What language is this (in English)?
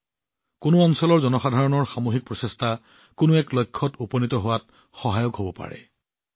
Assamese